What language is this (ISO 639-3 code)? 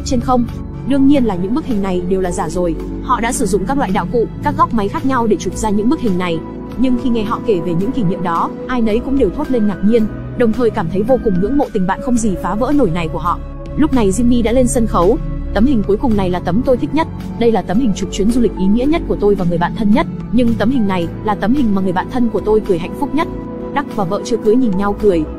vie